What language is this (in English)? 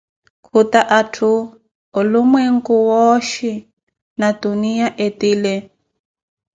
Koti